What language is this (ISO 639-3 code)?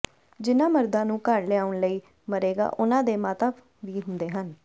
pan